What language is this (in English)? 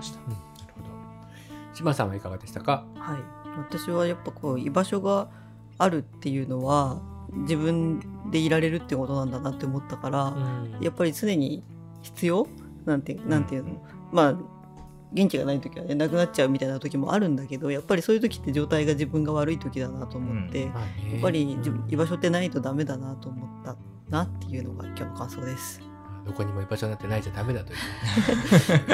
Japanese